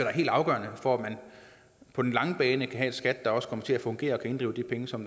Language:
Danish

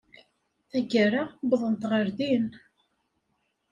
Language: Kabyle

